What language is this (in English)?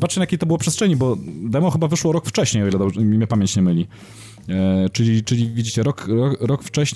Polish